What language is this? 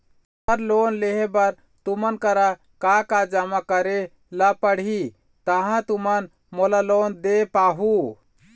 Chhattisgarhi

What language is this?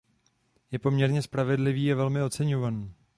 Czech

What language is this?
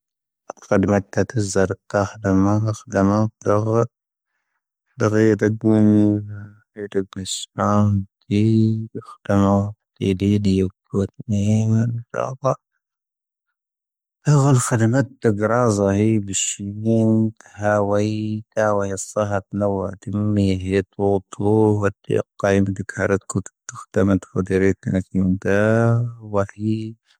Tahaggart Tamahaq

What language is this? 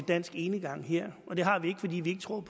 Danish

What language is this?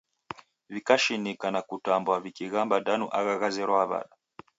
Taita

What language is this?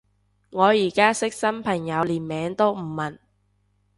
Cantonese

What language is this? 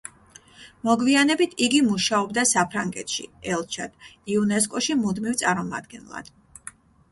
Georgian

